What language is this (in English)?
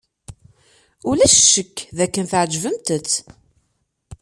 Kabyle